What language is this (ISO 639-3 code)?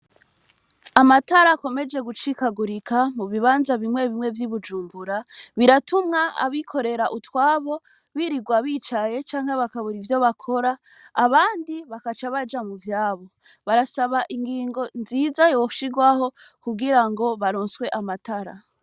run